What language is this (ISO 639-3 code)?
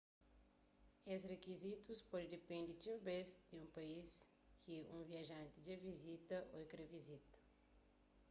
kea